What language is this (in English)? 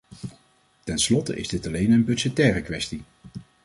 Dutch